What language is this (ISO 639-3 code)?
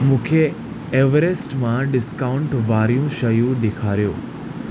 snd